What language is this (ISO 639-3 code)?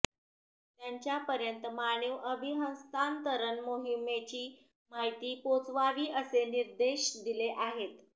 mar